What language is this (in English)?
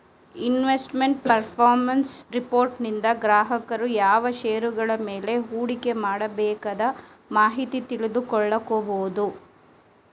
Kannada